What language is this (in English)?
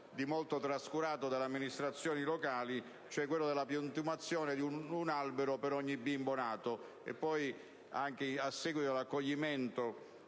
Italian